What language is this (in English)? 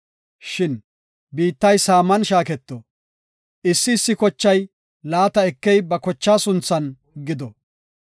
Gofa